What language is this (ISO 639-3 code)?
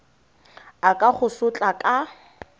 tsn